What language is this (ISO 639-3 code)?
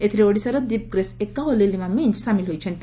ori